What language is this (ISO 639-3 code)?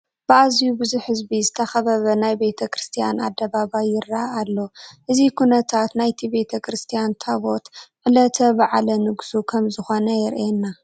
tir